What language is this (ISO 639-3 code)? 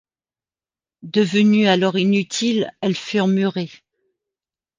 fra